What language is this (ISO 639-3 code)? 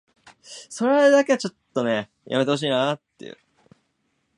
jpn